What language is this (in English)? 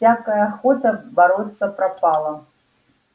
Russian